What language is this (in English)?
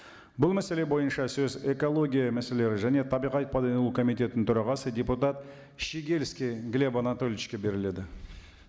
Kazakh